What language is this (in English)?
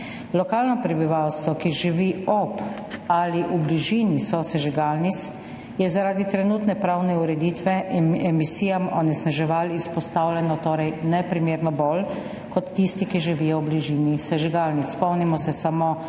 Slovenian